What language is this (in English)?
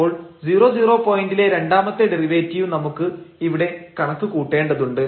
Malayalam